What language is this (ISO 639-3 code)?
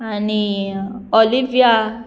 kok